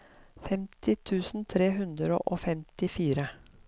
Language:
Norwegian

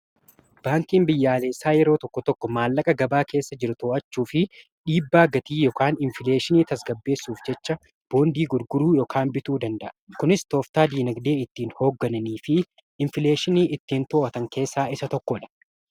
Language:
Oromo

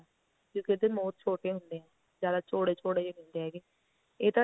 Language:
Punjabi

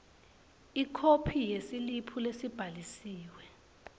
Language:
Swati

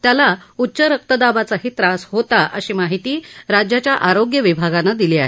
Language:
Marathi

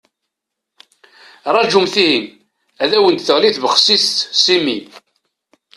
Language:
Kabyle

